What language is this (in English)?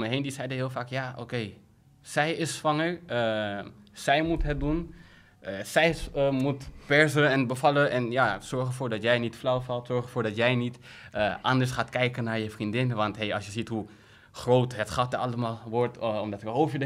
Dutch